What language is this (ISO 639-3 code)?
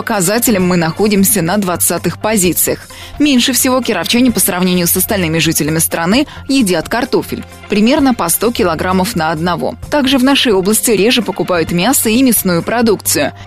rus